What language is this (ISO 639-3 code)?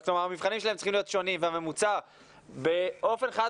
heb